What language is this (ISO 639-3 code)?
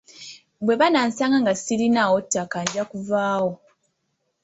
lug